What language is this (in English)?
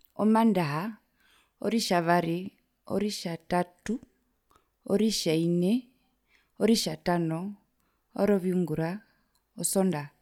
Herero